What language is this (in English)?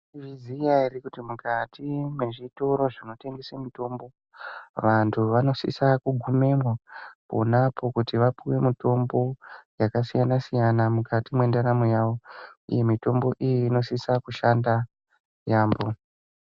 Ndau